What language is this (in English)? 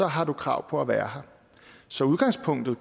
Danish